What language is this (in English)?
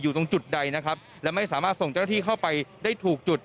Thai